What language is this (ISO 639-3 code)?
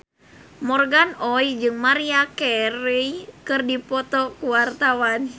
sun